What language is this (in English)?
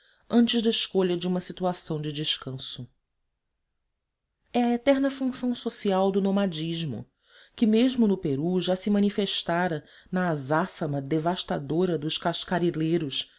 Portuguese